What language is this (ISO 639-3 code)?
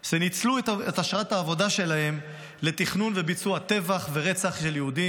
heb